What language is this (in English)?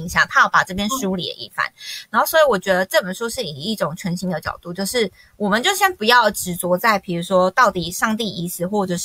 Chinese